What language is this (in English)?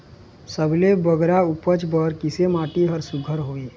Chhattisgarhi